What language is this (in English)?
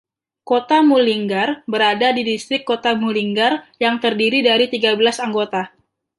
Indonesian